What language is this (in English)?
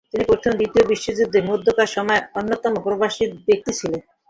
Bangla